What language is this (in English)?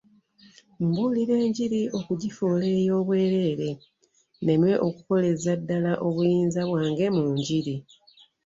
Ganda